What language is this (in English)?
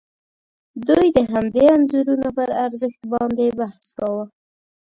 Pashto